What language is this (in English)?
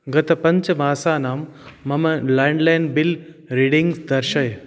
Sanskrit